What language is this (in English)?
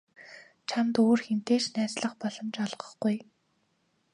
Mongolian